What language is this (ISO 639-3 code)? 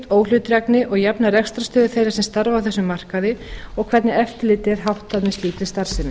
isl